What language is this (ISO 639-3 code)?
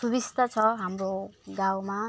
nep